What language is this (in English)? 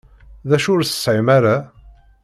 Kabyle